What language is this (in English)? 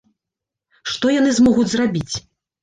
Belarusian